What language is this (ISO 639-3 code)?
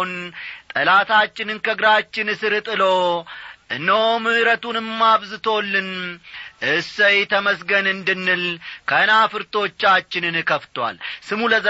amh